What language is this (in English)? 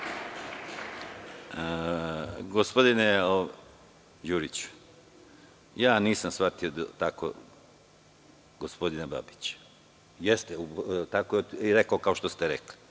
Serbian